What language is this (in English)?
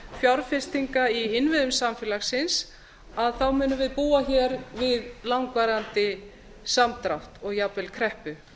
Icelandic